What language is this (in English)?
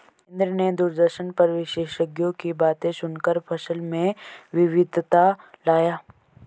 Hindi